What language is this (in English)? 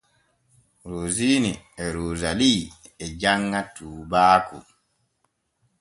Borgu Fulfulde